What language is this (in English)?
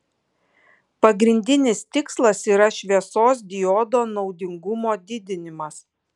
Lithuanian